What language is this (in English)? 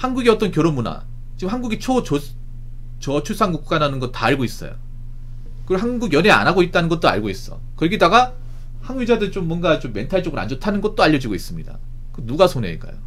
Korean